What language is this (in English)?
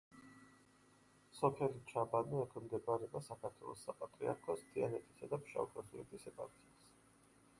Georgian